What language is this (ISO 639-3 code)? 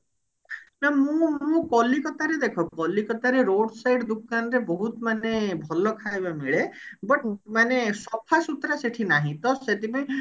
ori